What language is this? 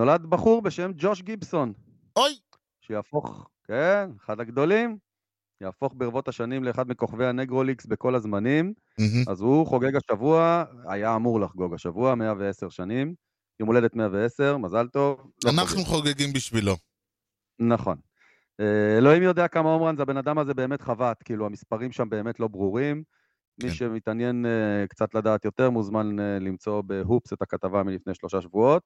Hebrew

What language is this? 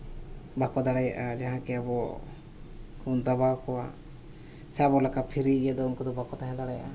Santali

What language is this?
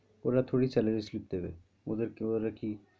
Bangla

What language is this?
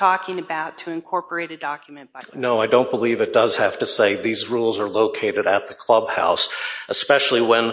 English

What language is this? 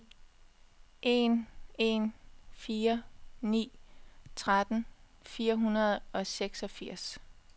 Danish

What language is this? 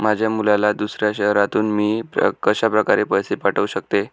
Marathi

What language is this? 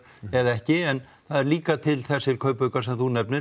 Icelandic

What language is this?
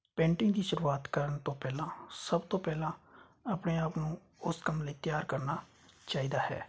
Punjabi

